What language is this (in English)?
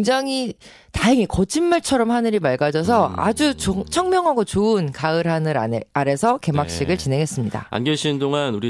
Korean